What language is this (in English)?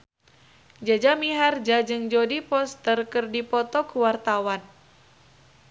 Sundanese